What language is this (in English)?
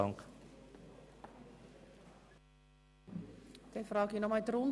Swiss German